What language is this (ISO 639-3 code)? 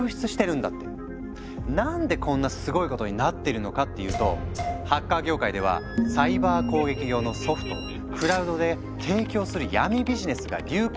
jpn